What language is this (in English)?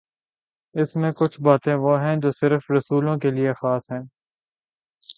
Urdu